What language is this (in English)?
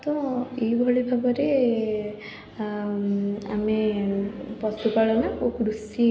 Odia